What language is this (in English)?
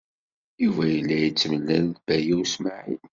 Kabyle